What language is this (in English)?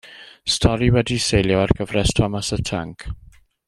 Welsh